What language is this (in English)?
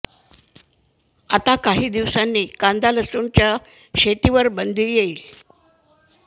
Marathi